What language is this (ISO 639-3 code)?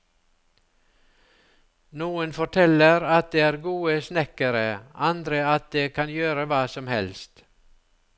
nor